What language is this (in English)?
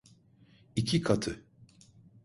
Turkish